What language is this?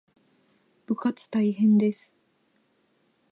Japanese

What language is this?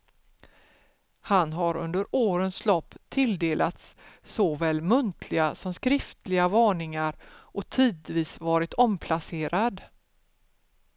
Swedish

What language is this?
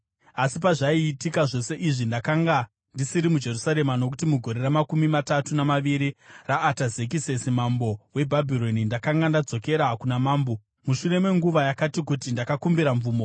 Shona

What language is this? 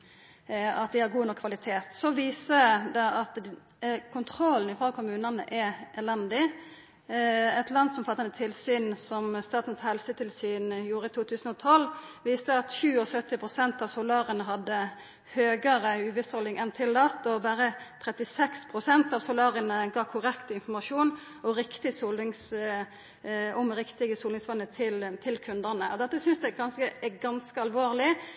Norwegian Nynorsk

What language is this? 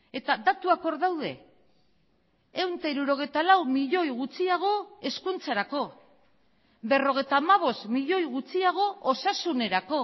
Basque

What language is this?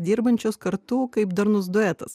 Lithuanian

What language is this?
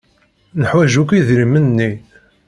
Kabyle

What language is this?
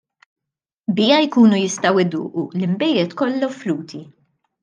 Maltese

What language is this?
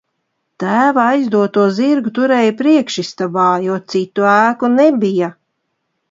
Latvian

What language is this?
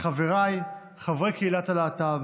Hebrew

